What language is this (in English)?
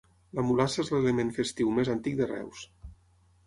Catalan